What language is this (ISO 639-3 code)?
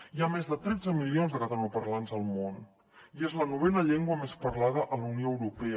cat